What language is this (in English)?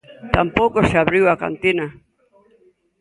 Galician